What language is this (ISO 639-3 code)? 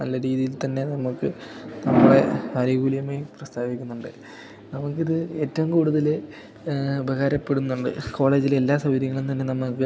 mal